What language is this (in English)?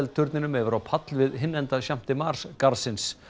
Icelandic